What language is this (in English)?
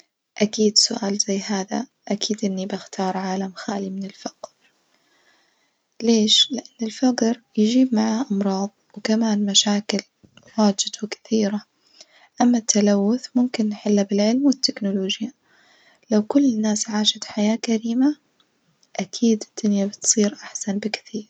Najdi Arabic